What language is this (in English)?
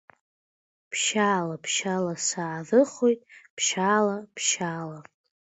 Abkhazian